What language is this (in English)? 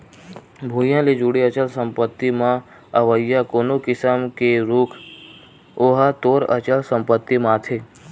Chhattisgarhi